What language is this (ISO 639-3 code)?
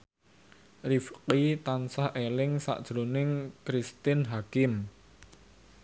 jav